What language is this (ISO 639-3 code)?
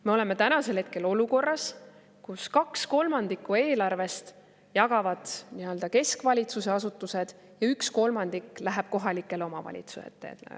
est